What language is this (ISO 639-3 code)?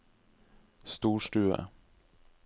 nor